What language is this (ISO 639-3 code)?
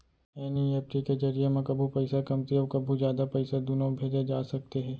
hne